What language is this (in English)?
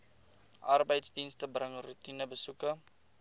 Afrikaans